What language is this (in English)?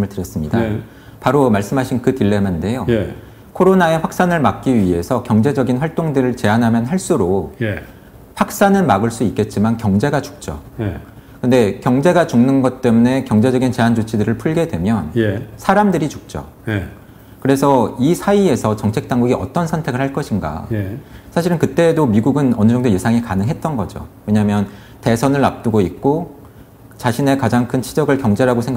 Korean